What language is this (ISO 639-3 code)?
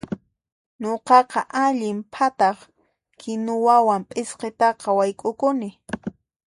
qxp